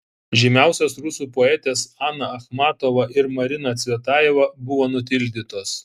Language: Lithuanian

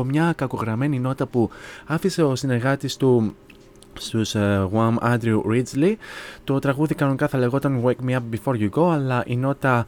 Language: Greek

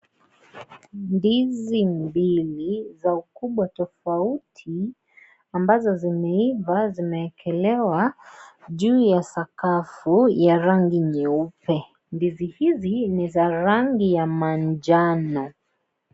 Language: Swahili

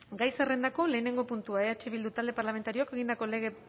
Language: Basque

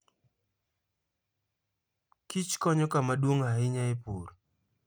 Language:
Luo (Kenya and Tanzania)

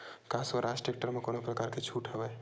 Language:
Chhattisgarhi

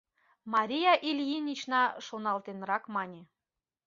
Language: Mari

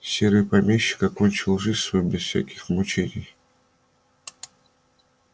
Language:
Russian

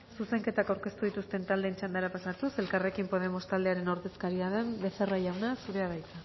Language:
Basque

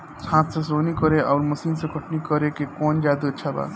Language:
Bhojpuri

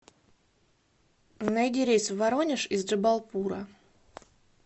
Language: Russian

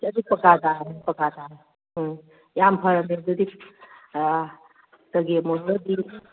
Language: Manipuri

